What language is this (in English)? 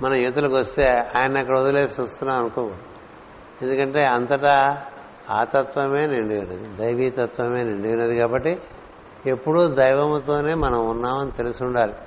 Telugu